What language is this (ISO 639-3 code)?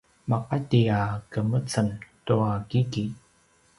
pwn